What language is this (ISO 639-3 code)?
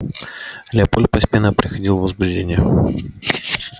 rus